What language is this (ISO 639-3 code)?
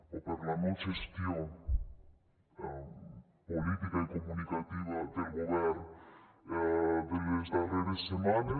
cat